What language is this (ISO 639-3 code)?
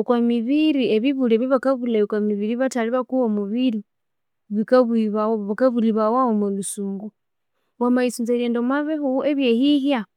koo